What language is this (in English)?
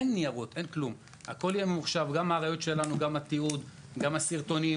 Hebrew